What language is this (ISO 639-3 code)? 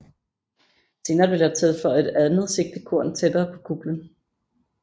dan